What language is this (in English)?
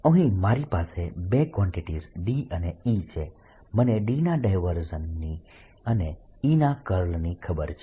Gujarati